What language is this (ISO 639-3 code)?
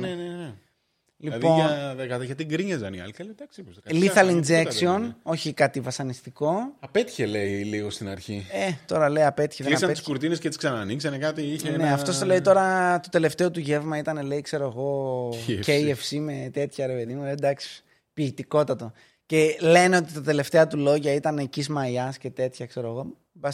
ell